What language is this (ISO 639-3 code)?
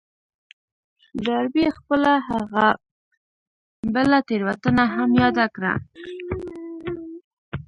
pus